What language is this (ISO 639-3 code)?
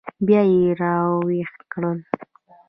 pus